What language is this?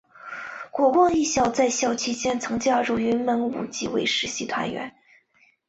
Chinese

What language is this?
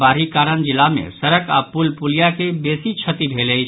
Maithili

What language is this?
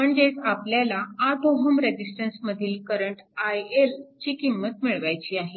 Marathi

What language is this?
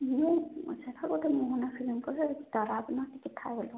Odia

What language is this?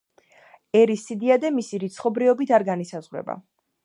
Georgian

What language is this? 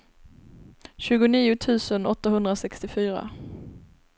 Swedish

